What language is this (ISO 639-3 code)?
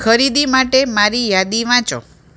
guj